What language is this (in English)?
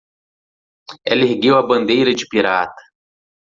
Portuguese